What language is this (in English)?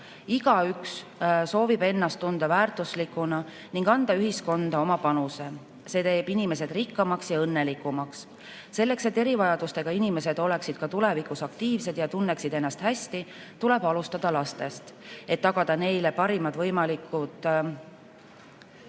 Estonian